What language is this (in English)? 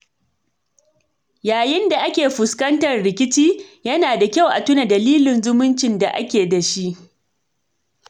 Hausa